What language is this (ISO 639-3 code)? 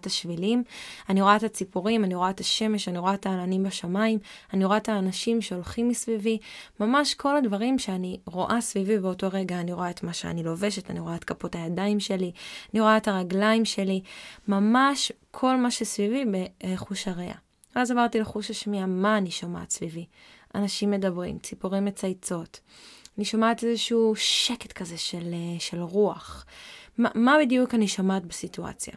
heb